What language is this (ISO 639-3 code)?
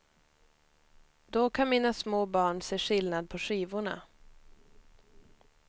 swe